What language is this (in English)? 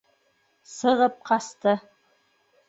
Bashkir